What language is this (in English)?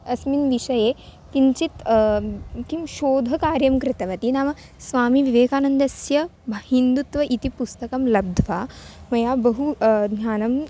Sanskrit